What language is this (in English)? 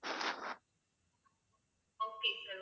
Tamil